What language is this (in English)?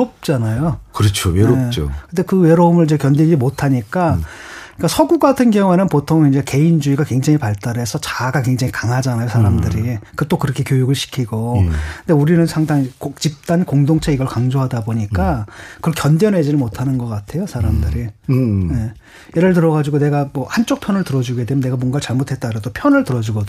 Korean